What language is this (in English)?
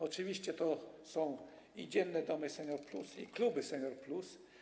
Polish